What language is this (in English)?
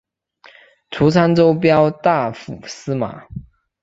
Chinese